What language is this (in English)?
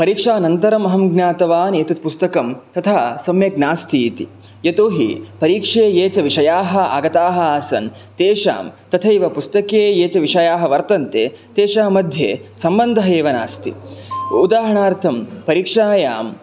Sanskrit